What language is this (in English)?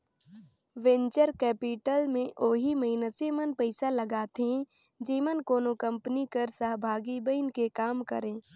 Chhattisgarhi